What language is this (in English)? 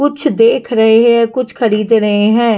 Hindi